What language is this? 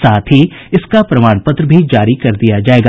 Hindi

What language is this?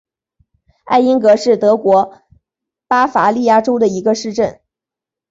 Chinese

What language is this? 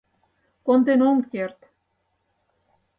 Mari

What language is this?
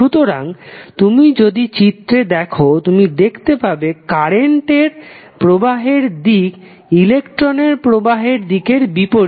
Bangla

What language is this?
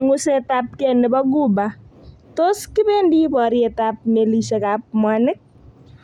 Kalenjin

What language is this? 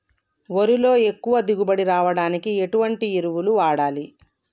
Telugu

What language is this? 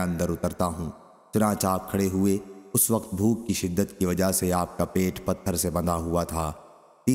Indonesian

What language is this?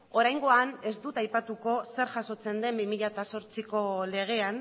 Basque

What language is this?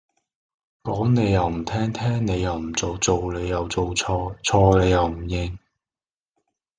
Cantonese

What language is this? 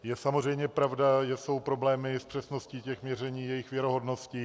Czech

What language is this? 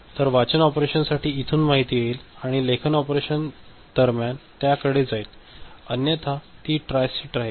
Marathi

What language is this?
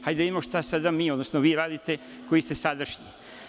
Serbian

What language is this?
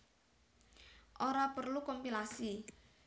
Javanese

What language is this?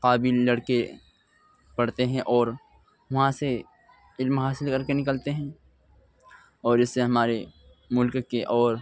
Urdu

